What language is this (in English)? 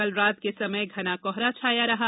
Hindi